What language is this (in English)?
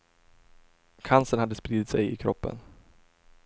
Swedish